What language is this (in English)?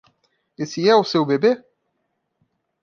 Portuguese